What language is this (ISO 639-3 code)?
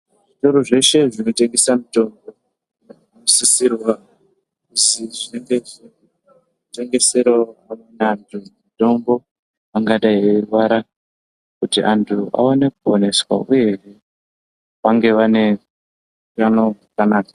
ndc